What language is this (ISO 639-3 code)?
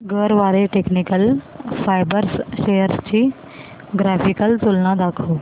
mar